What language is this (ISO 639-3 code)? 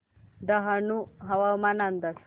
mar